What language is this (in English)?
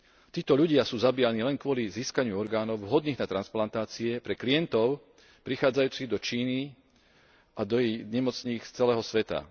Slovak